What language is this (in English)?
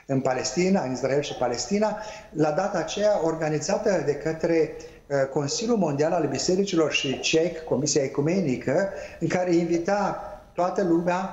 Romanian